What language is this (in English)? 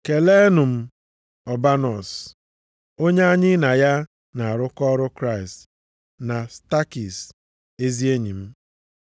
Igbo